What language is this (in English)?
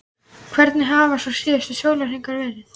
Icelandic